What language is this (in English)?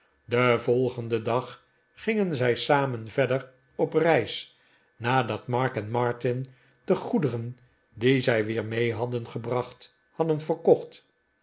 Dutch